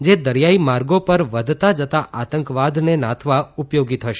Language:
Gujarati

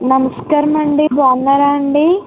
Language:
Telugu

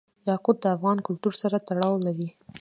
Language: Pashto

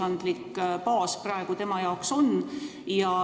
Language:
Estonian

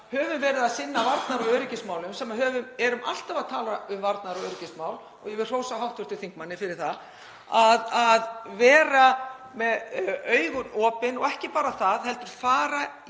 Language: Icelandic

